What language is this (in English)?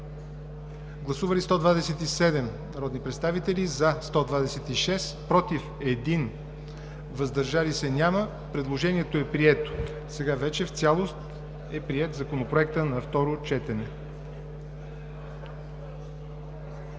Bulgarian